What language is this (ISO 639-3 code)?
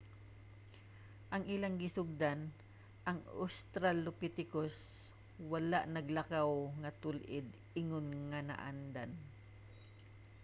ceb